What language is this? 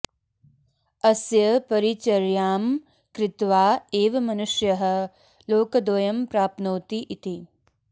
Sanskrit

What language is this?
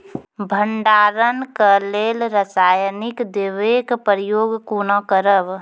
Maithili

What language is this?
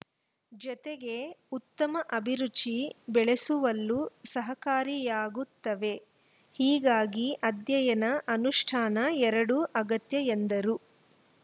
Kannada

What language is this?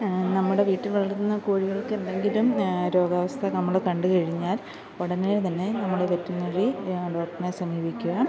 Malayalam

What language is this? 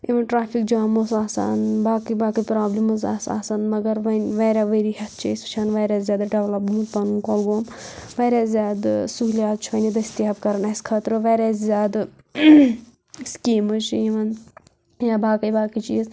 Kashmiri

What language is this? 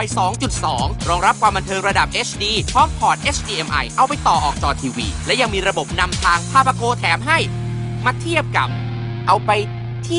Thai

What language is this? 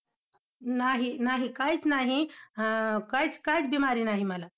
Marathi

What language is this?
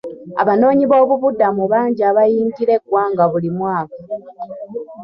Ganda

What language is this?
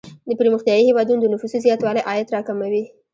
Pashto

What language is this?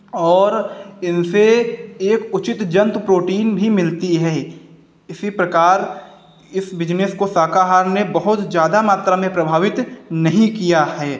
Hindi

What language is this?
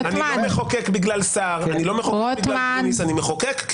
Hebrew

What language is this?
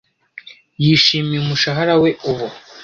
Kinyarwanda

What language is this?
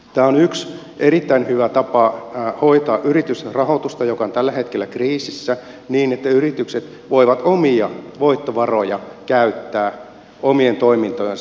Finnish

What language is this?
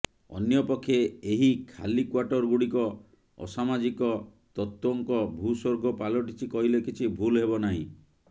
Odia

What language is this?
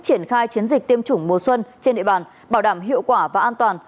Vietnamese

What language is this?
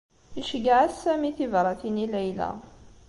Kabyle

